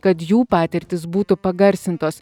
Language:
Lithuanian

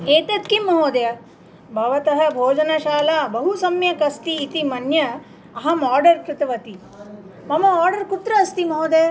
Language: Sanskrit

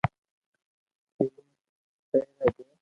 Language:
Loarki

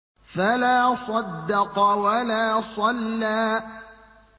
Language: Arabic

